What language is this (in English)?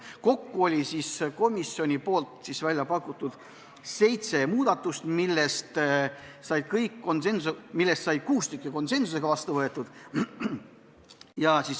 Estonian